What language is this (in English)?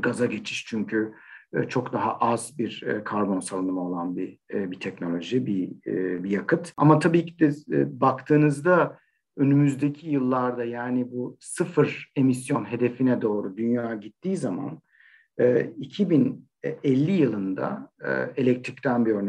Turkish